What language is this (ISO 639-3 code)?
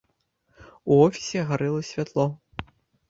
bel